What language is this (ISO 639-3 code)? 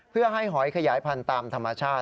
tha